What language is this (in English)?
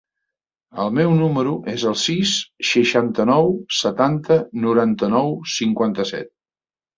Catalan